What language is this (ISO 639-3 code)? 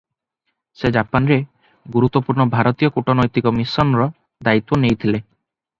ori